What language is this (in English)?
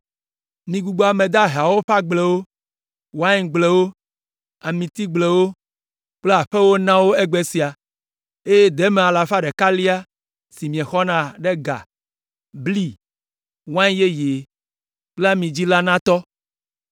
Ewe